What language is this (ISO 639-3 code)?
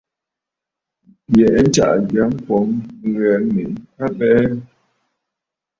bfd